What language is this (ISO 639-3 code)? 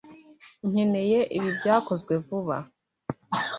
kin